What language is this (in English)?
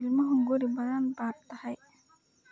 Somali